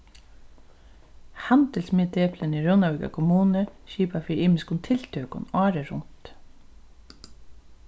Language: Faroese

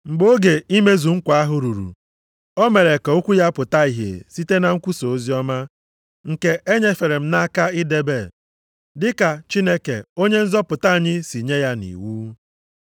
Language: Igbo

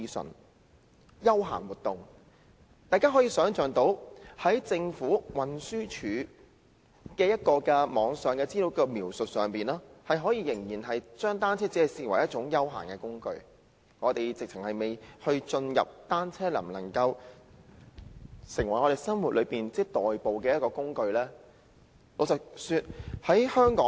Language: Cantonese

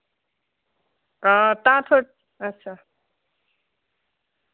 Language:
Dogri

